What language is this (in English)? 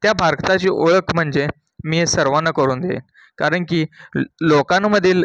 Marathi